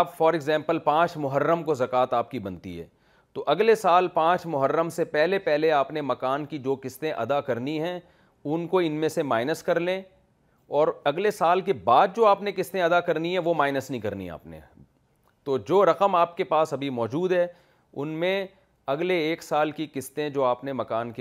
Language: Urdu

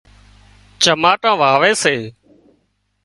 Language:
Wadiyara Koli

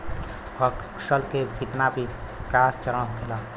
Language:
Bhojpuri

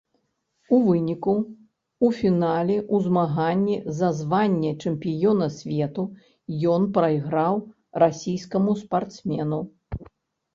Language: Belarusian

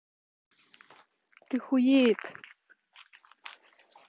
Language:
Russian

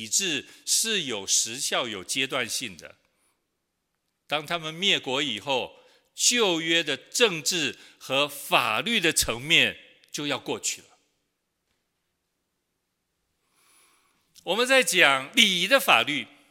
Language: Chinese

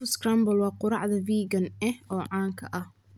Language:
Somali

